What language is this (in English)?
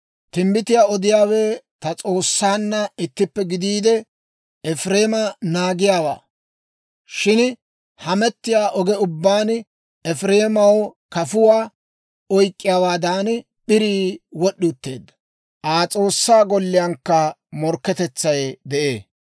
Dawro